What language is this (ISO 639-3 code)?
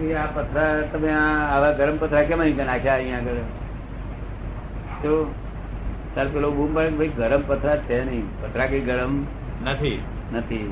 guj